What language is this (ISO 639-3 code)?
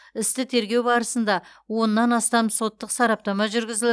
kaz